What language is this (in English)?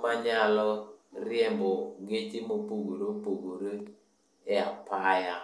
Luo (Kenya and Tanzania)